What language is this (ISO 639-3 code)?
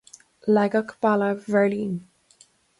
gle